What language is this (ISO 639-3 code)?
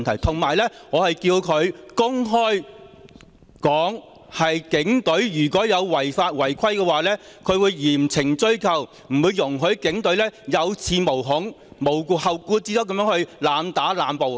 yue